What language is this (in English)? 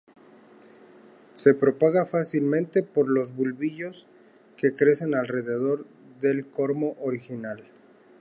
Spanish